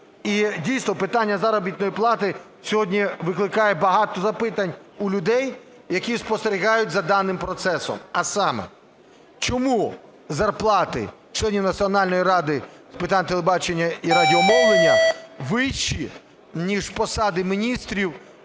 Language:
Ukrainian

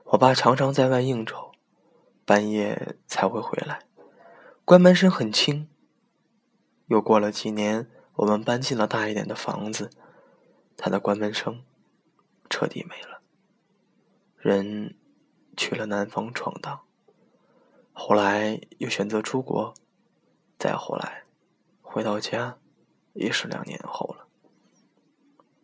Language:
Chinese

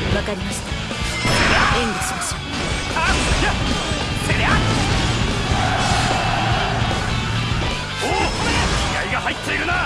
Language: Japanese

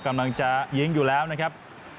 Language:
Thai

